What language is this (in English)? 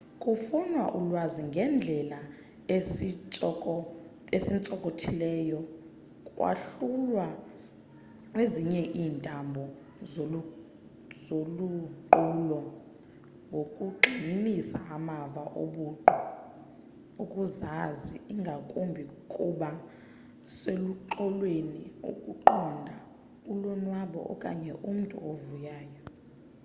Xhosa